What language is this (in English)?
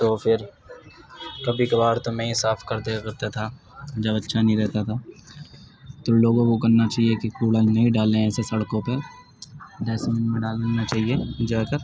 Urdu